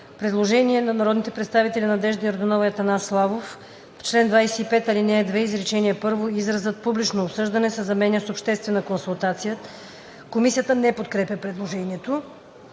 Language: Bulgarian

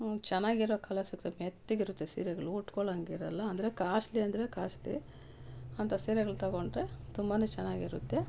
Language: Kannada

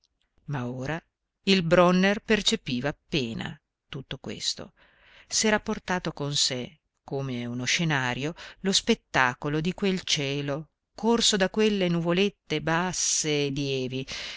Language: Italian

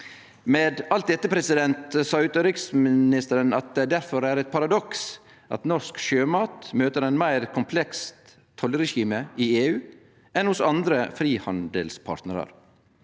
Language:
Norwegian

